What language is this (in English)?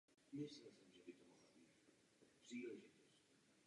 Czech